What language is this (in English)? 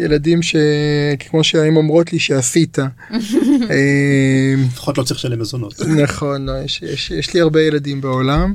Hebrew